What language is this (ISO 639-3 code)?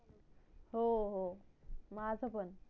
mar